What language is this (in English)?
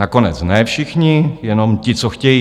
Czech